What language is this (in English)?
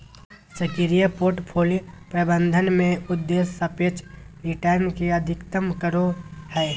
Magahi